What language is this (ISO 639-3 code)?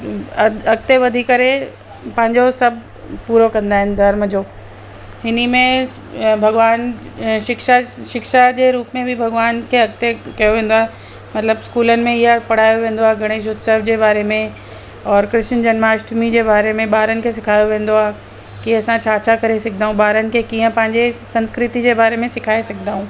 snd